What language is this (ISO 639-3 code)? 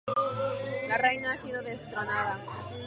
spa